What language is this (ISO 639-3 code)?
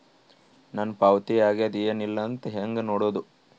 kan